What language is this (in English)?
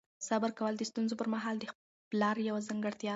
Pashto